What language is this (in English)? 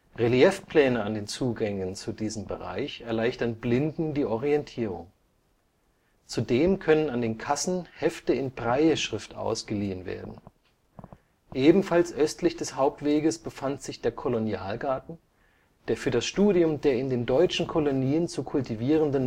German